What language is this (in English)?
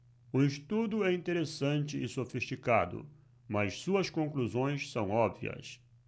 Portuguese